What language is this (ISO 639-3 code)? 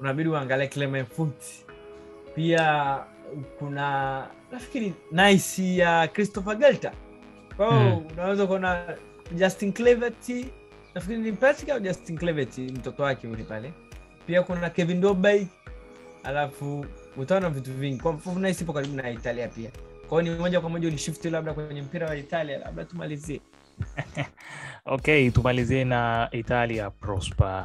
swa